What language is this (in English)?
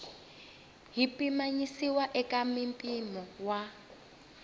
Tsonga